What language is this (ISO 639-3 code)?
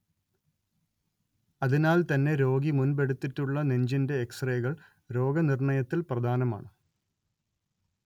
mal